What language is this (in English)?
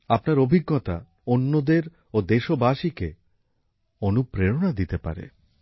Bangla